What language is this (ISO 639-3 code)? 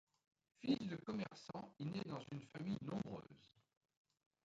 fra